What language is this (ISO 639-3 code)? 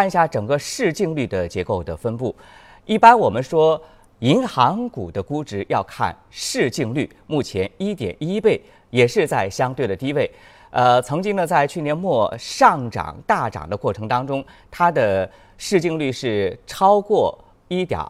zho